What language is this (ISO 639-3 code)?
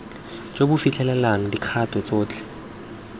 tsn